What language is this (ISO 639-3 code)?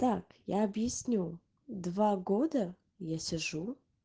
rus